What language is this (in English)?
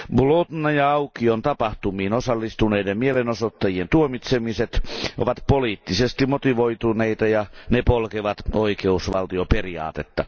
Finnish